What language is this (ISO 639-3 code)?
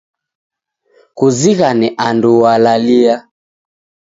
dav